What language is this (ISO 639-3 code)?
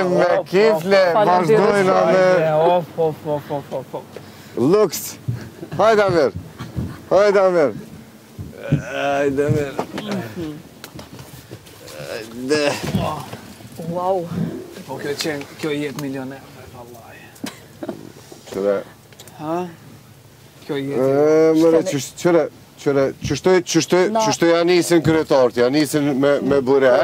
ron